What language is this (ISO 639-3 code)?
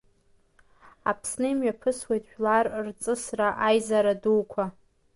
abk